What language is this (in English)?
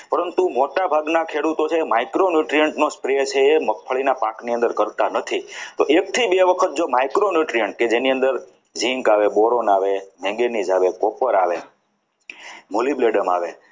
Gujarati